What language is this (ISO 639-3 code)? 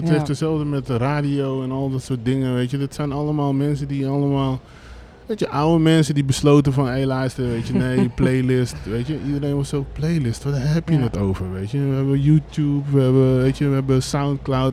nld